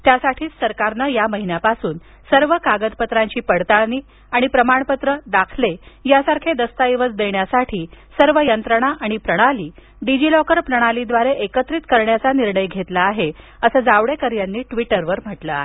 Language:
Marathi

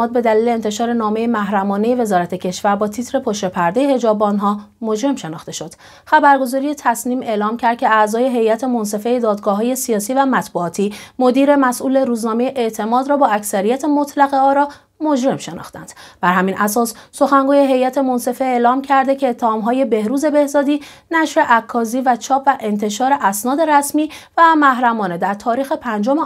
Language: Persian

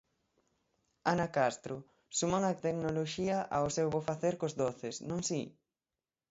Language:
Galician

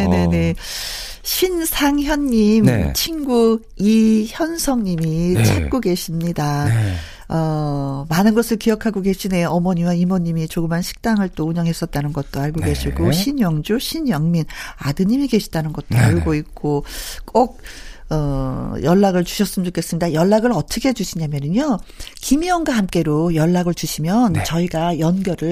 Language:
Korean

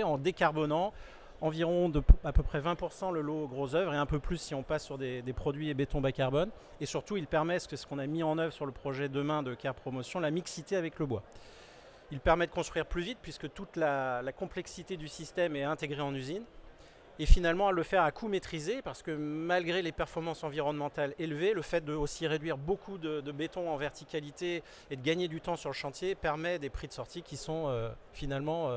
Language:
French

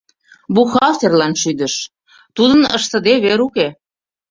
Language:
Mari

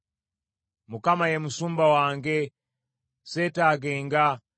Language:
Ganda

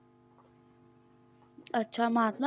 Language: Punjabi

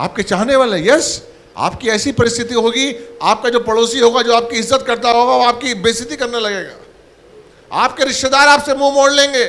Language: Hindi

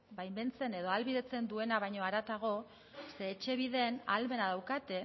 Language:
Basque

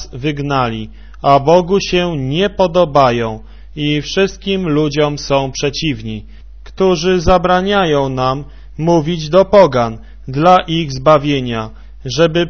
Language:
Polish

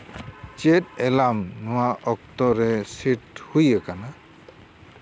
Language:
Santali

